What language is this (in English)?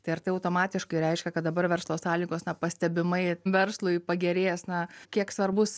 Lithuanian